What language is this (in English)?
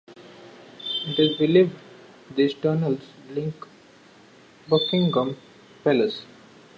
English